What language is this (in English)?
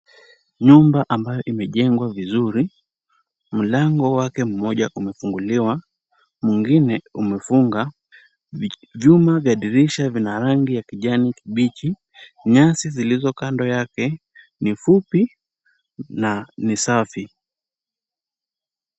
Swahili